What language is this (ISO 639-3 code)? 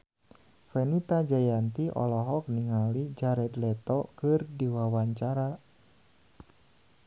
sun